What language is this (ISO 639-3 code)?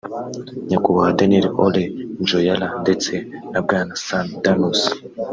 kin